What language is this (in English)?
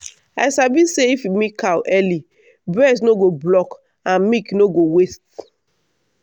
Nigerian Pidgin